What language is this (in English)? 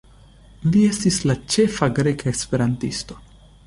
Esperanto